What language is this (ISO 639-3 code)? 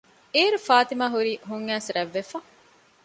div